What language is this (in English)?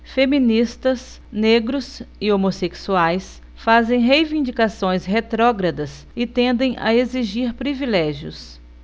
Portuguese